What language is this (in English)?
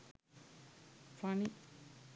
Sinhala